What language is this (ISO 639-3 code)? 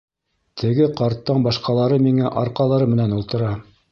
bak